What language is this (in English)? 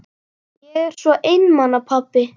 Icelandic